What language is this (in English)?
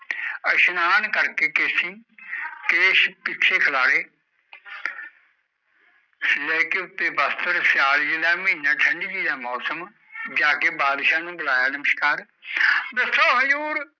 Punjabi